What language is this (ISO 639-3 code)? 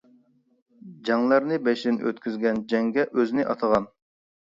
uig